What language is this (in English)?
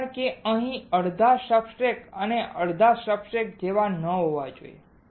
Gujarati